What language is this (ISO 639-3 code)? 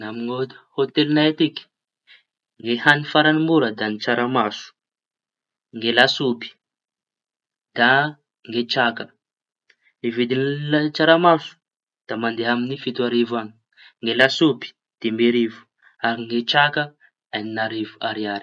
txy